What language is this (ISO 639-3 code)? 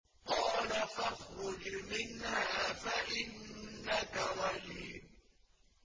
ara